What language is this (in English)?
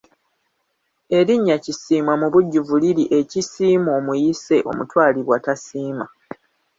Ganda